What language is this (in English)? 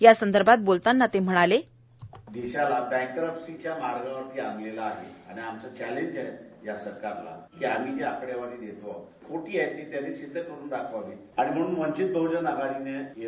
Marathi